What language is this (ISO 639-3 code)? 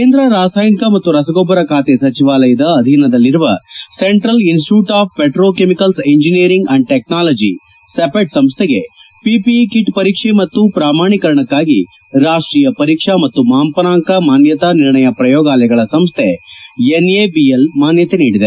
kan